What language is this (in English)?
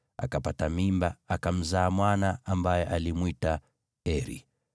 Swahili